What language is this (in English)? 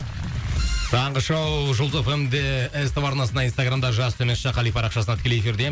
Kazakh